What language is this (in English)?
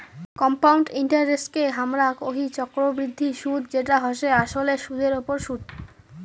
Bangla